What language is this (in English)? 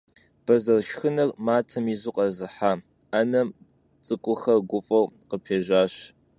Kabardian